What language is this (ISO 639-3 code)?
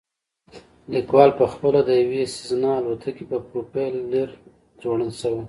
pus